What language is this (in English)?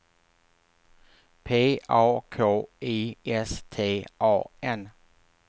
Swedish